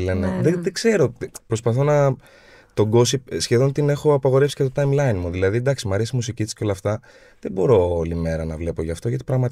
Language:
Greek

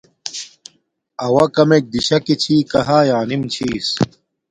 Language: Domaaki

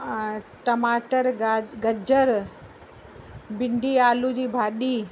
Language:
Sindhi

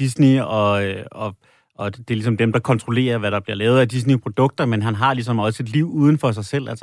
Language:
Danish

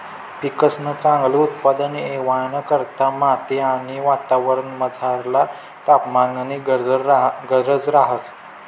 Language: Marathi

